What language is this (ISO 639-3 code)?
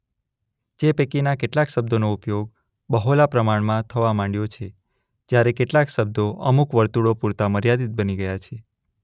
guj